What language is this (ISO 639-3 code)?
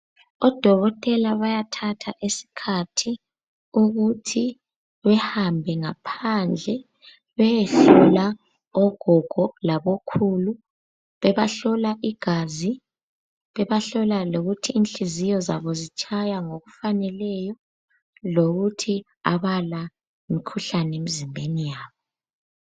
nde